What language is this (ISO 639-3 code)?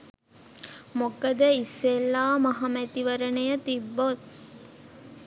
sin